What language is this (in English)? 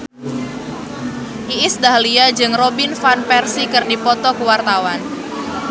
Sundanese